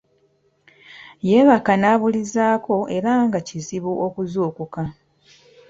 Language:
Ganda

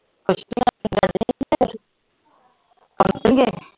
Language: Punjabi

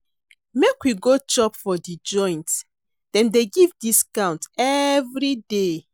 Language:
Nigerian Pidgin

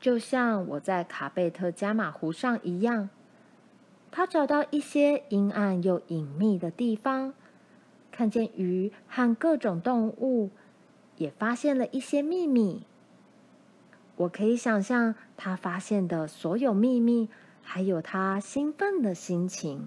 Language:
Chinese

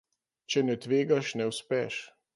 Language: Slovenian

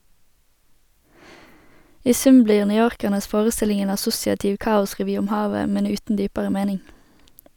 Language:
Norwegian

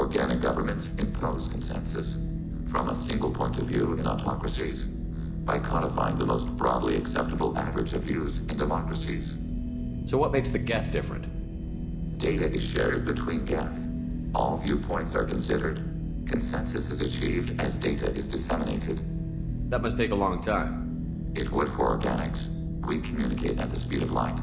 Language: English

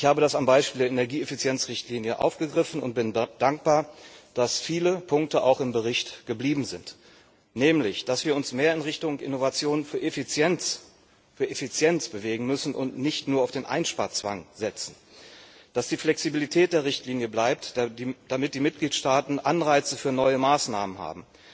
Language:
German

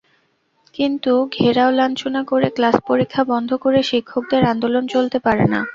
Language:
Bangla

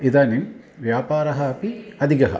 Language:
Sanskrit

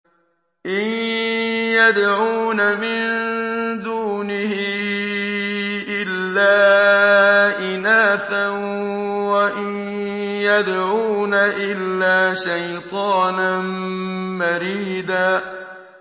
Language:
Arabic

